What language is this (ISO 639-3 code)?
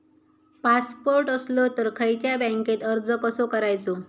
mar